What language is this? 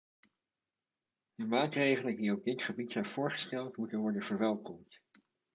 Dutch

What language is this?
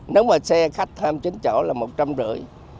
Vietnamese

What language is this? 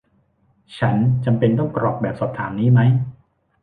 Thai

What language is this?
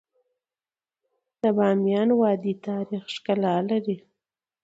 Pashto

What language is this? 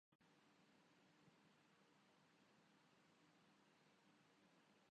Urdu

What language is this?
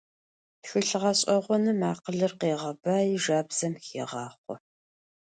Adyghe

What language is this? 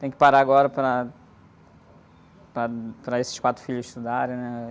Portuguese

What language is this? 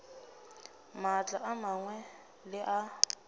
Northern Sotho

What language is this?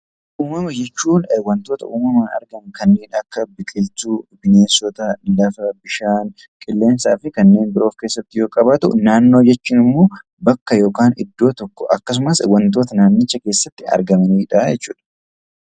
Oromo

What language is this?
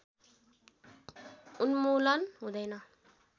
Nepali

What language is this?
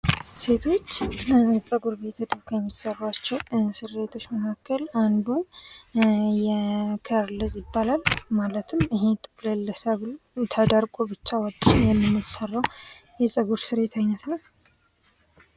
Amharic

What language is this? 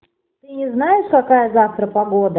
Russian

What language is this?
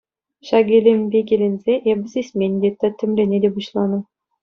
Chuvash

